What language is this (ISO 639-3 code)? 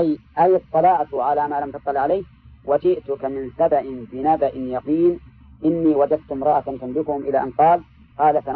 ara